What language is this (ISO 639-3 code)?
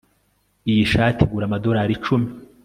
kin